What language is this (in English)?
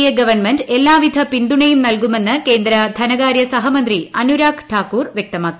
Malayalam